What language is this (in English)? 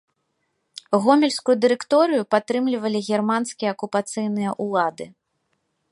Belarusian